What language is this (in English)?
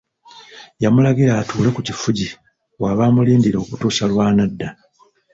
Ganda